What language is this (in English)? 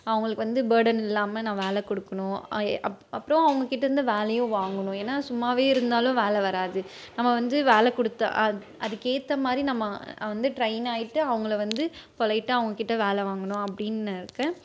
Tamil